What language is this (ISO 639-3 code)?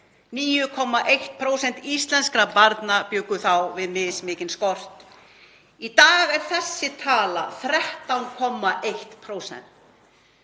isl